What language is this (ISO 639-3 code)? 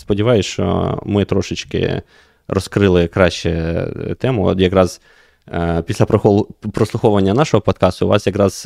ukr